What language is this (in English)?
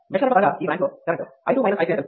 Telugu